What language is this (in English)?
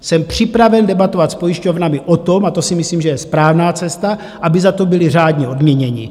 Czech